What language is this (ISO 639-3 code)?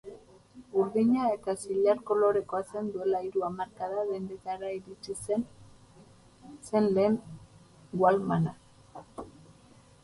eus